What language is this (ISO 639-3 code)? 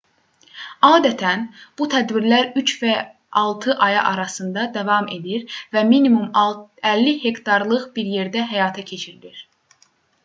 aze